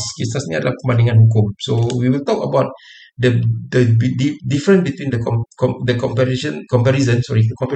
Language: Malay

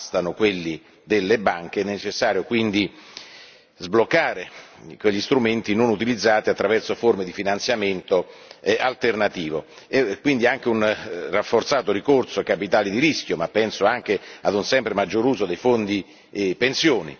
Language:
Italian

